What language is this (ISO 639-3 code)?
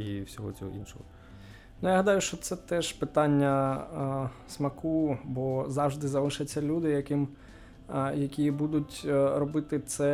ukr